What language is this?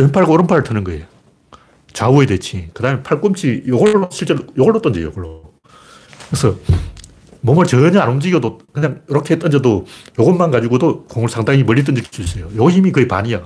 Korean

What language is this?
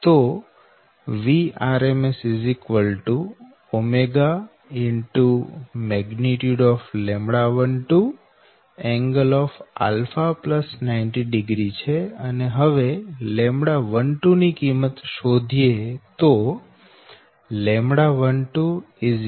Gujarati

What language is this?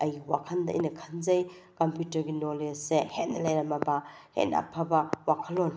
Manipuri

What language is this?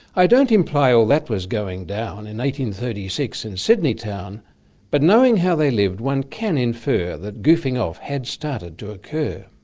English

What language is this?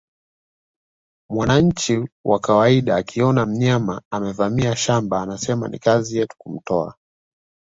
Swahili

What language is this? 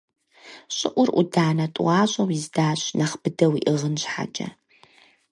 Kabardian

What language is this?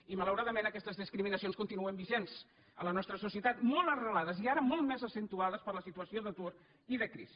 Catalan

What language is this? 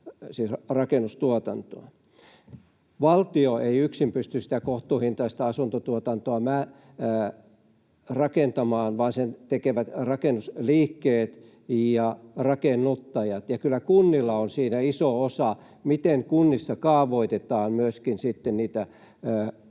Finnish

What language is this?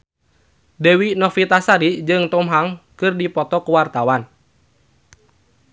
Sundanese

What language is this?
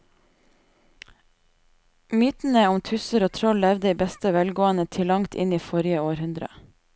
Norwegian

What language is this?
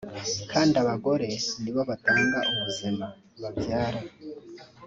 Kinyarwanda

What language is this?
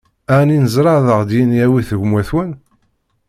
Kabyle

